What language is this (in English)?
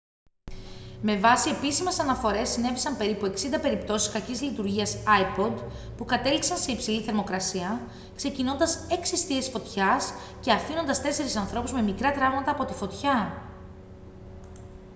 Greek